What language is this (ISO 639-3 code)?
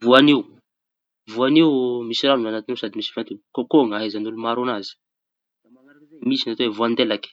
txy